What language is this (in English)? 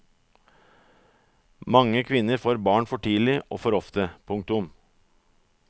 Norwegian